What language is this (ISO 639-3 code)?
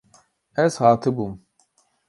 kur